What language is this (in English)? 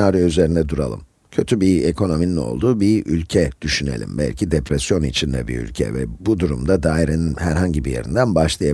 Turkish